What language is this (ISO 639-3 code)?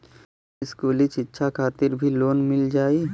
bho